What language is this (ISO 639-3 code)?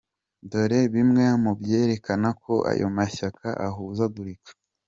kin